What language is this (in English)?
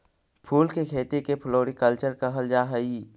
Magahi